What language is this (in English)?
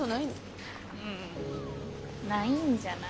Japanese